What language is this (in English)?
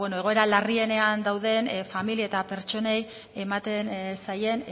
Basque